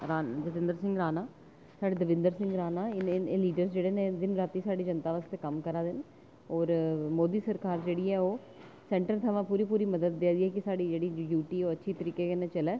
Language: Dogri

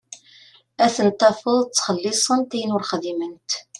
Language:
Kabyle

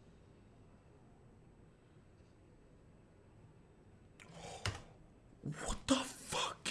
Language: Portuguese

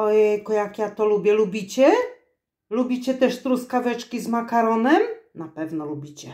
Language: Polish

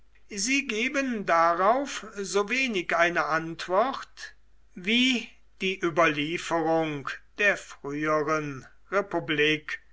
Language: German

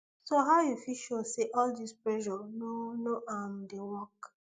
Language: Nigerian Pidgin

